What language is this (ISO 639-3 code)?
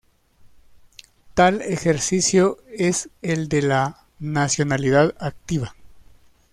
spa